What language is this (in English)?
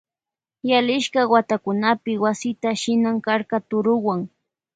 Loja Highland Quichua